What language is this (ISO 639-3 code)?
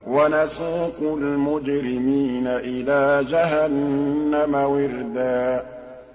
ara